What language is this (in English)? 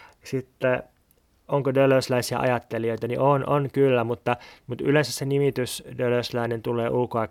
Finnish